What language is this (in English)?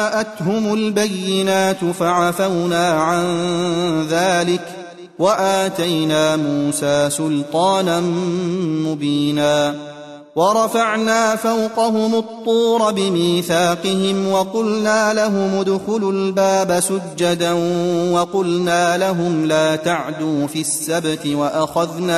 Arabic